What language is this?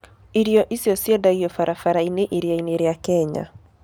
Kikuyu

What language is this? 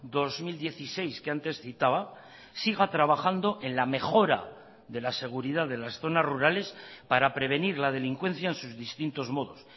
Spanish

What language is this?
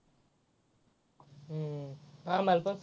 Marathi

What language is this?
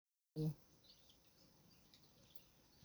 Somali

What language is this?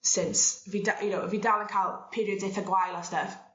Welsh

